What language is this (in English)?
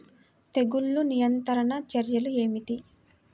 Telugu